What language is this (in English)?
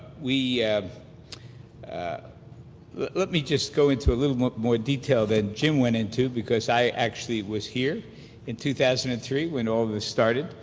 English